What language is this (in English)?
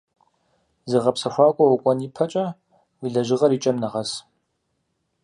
Kabardian